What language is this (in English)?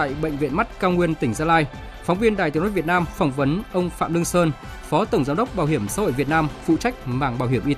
Vietnamese